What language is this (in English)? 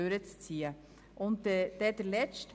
Swiss German